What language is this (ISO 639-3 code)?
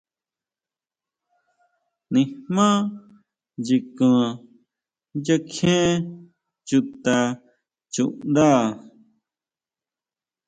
mau